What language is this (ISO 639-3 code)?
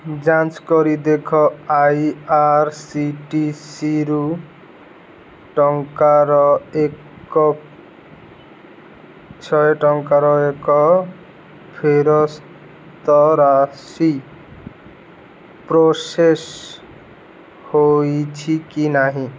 ori